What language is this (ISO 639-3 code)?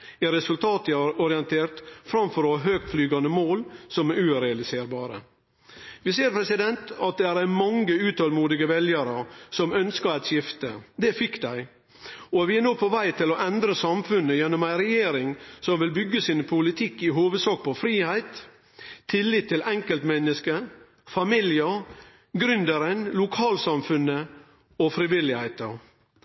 nno